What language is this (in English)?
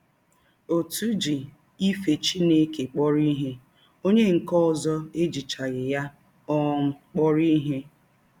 Igbo